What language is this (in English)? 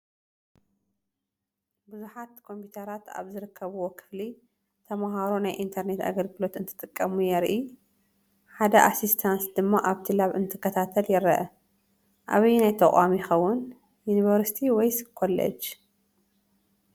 Tigrinya